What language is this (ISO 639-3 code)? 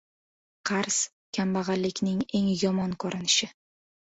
uzb